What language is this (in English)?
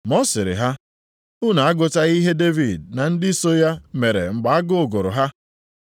Igbo